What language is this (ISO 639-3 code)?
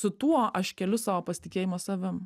lit